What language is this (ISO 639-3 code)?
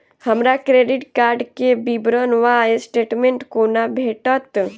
mai